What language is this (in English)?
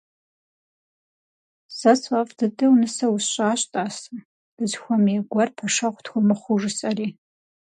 Kabardian